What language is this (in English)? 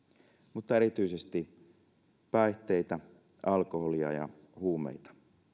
Finnish